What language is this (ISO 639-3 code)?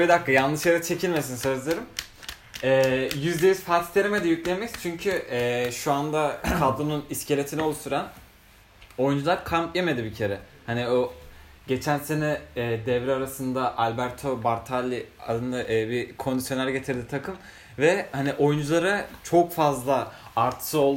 tur